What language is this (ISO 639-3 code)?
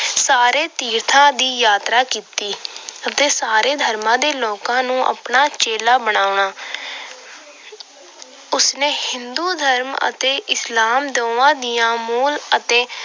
pan